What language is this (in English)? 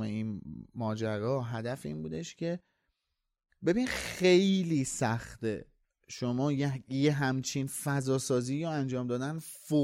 Persian